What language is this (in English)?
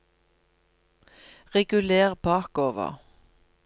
Norwegian